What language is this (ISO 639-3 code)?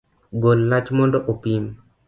luo